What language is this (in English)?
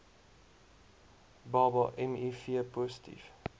Afrikaans